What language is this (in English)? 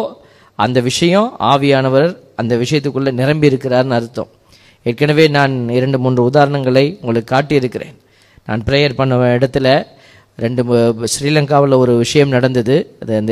Tamil